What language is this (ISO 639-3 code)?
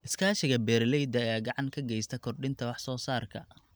som